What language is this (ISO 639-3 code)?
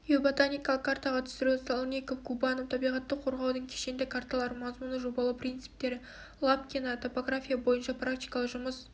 kaz